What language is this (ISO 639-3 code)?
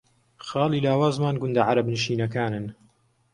ckb